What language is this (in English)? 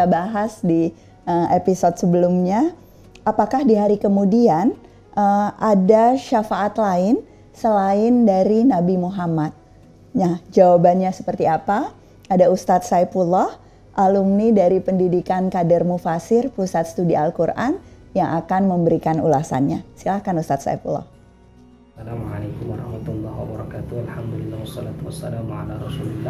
Indonesian